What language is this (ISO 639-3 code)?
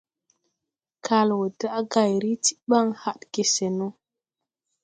tui